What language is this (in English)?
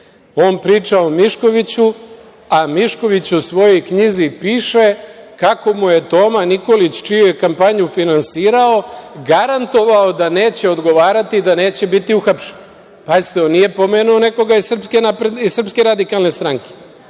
Serbian